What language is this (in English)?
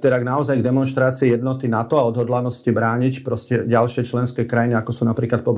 Slovak